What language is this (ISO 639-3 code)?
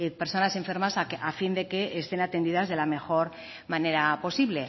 spa